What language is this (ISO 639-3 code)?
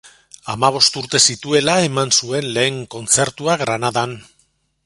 eus